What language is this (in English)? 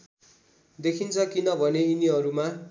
Nepali